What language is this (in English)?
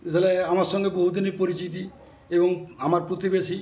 Bangla